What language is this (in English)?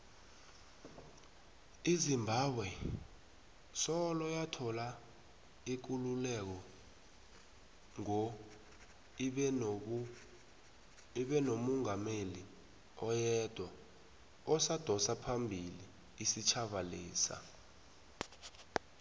South Ndebele